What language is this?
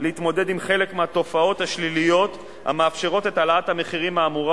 Hebrew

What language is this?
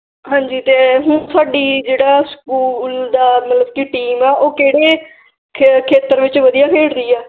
Punjabi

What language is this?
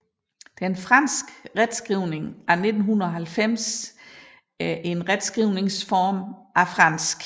Danish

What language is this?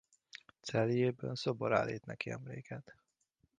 Hungarian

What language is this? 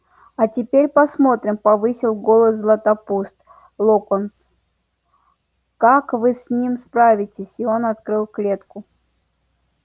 Russian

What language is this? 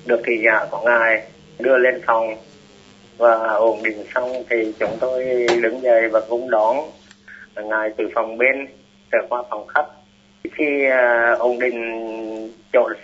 Vietnamese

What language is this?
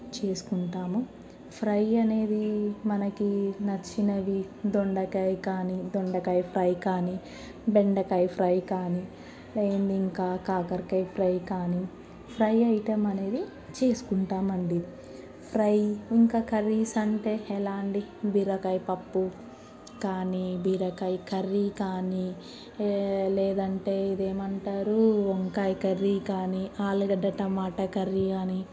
Telugu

